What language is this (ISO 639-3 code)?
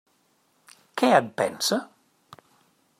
cat